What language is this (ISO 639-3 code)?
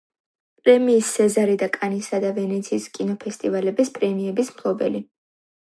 kat